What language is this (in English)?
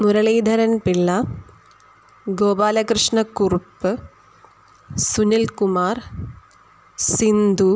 Sanskrit